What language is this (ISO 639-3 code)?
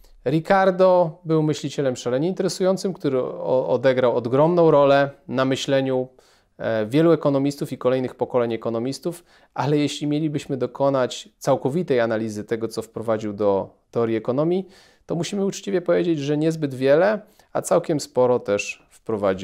pol